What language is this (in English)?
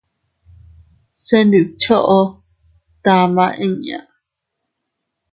Teutila Cuicatec